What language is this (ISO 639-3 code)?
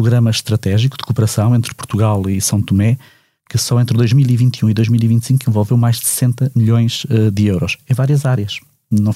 por